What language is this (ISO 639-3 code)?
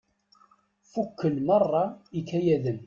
kab